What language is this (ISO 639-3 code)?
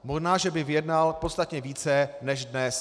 ces